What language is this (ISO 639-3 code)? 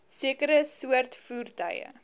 afr